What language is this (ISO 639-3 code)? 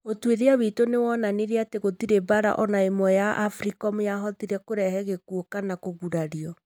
kik